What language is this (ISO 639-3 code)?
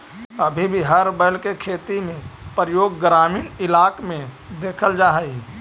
mag